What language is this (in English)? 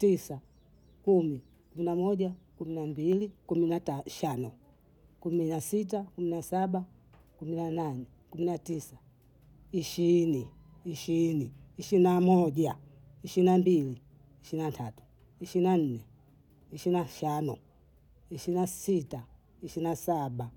Bondei